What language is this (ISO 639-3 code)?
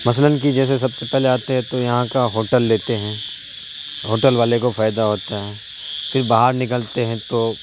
urd